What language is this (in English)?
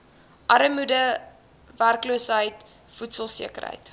Afrikaans